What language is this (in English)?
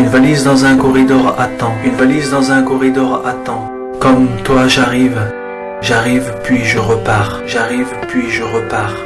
French